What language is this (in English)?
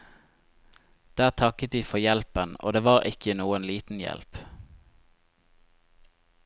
Norwegian